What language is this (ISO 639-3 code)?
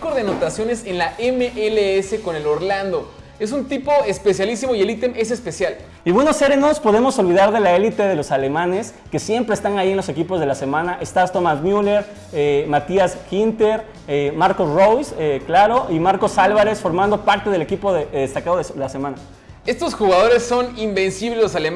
spa